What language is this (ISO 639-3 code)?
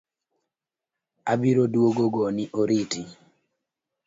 luo